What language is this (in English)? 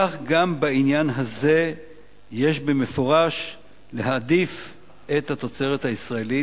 Hebrew